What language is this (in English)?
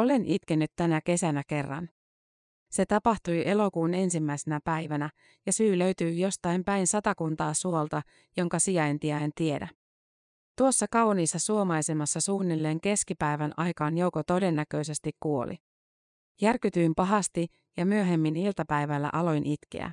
Finnish